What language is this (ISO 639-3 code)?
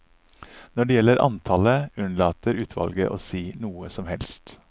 nor